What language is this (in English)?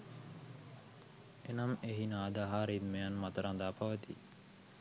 Sinhala